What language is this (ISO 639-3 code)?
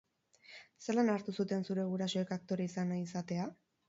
eus